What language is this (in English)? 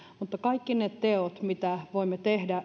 Finnish